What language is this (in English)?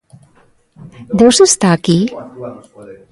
Galician